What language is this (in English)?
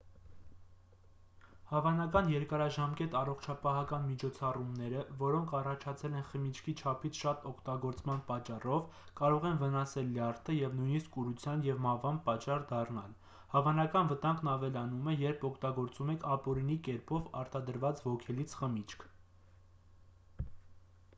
Armenian